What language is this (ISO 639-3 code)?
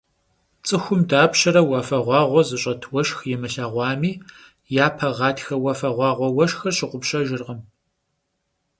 kbd